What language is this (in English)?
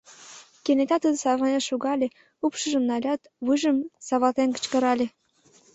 Mari